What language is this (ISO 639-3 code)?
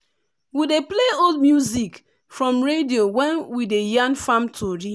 pcm